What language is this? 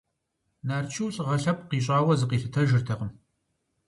Kabardian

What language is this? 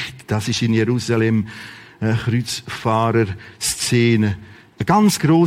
German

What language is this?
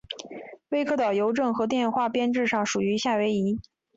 Chinese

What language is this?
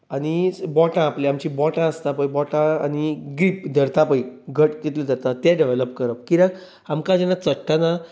Konkani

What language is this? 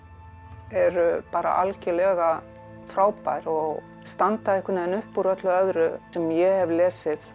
Icelandic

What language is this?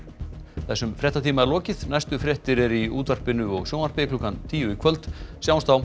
Icelandic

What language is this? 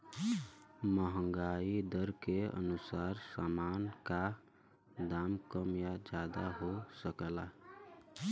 Bhojpuri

